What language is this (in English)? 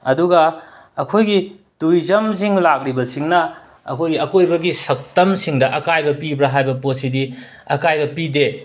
Manipuri